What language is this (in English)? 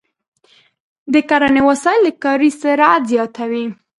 Pashto